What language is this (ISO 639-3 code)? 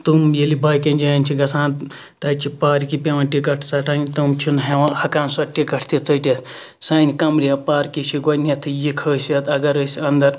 kas